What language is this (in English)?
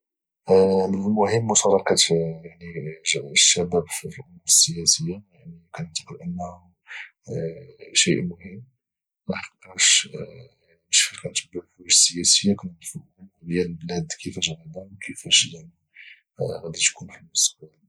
Moroccan Arabic